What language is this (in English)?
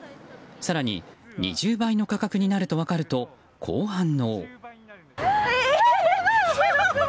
Japanese